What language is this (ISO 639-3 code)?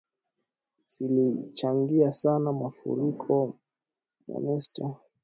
swa